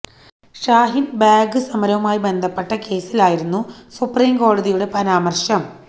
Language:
Malayalam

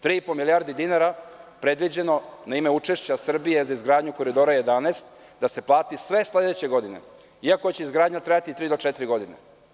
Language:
Serbian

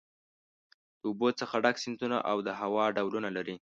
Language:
Pashto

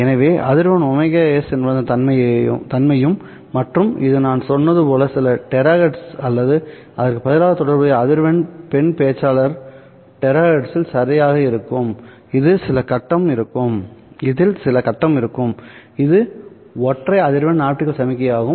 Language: Tamil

